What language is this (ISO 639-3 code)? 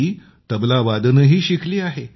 mar